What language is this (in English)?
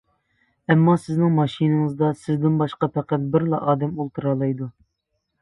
Uyghur